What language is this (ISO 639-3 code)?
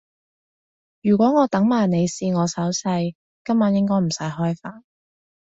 yue